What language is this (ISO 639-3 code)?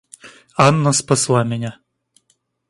rus